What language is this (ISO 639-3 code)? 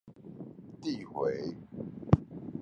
zho